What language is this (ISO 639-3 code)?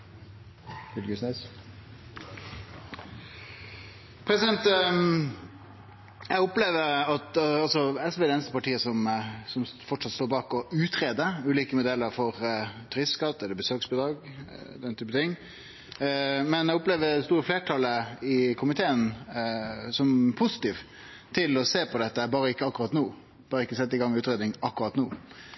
nor